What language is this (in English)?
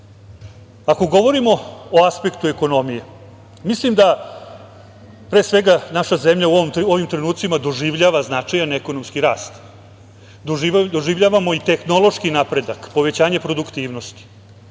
Serbian